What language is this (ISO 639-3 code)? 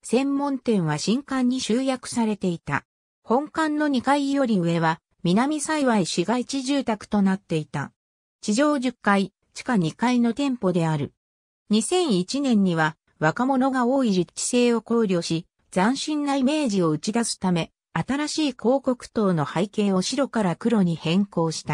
jpn